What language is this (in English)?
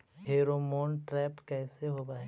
Magahi